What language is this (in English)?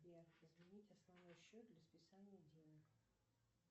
Russian